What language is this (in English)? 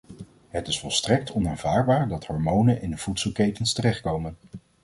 Dutch